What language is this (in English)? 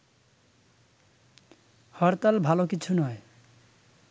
Bangla